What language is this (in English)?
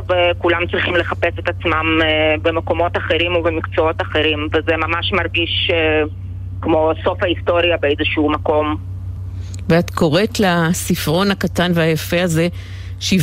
Hebrew